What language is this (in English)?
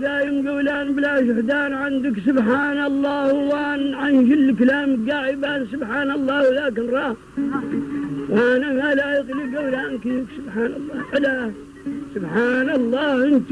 Arabic